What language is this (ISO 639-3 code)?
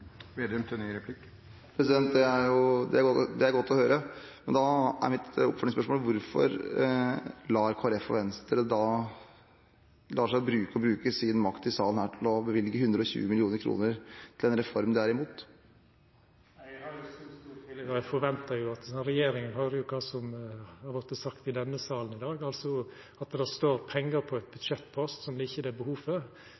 nor